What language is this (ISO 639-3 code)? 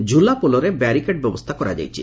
ori